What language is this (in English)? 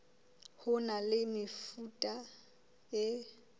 Southern Sotho